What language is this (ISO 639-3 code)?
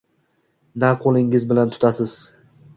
uzb